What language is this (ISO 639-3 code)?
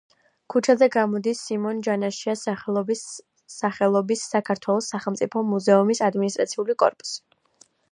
kat